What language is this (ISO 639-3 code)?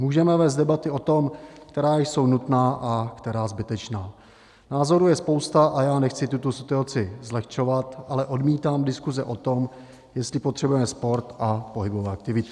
ces